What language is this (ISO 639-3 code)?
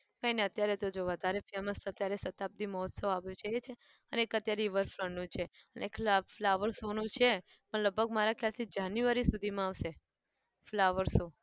guj